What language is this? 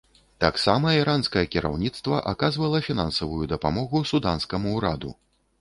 Belarusian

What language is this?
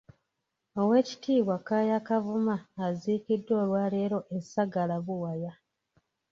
Ganda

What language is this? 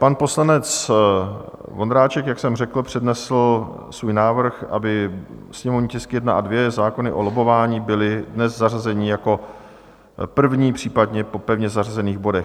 Czech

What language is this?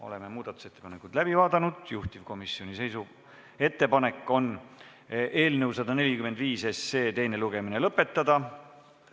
Estonian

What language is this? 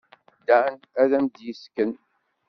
Kabyle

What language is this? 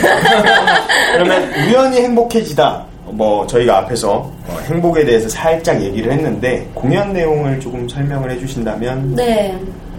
Korean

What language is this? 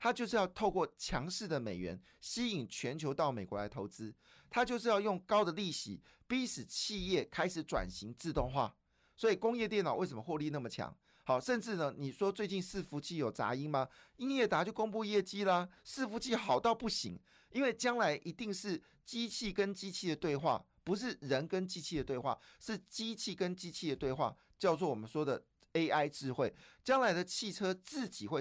Chinese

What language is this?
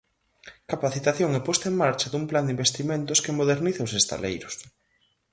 Galician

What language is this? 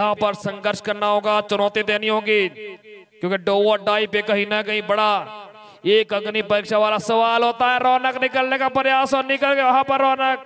Hindi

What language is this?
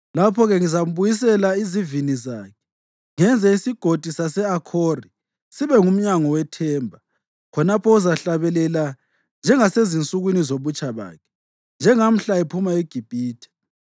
North Ndebele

